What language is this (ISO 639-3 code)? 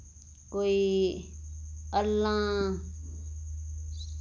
doi